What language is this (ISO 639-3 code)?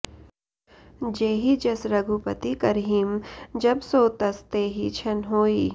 san